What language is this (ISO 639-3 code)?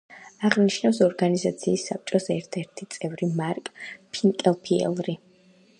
kat